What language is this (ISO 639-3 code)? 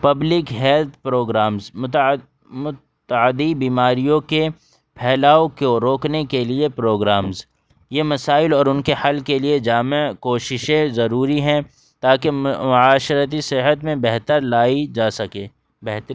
urd